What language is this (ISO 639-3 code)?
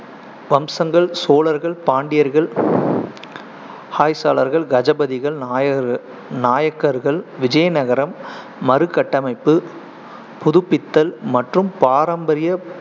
tam